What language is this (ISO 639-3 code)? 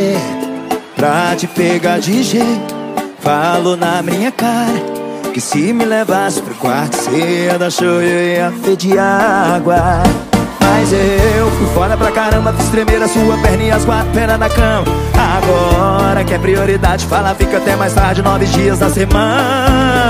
por